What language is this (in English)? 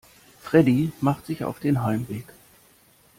German